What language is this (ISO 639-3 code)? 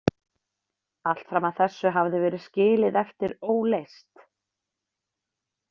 isl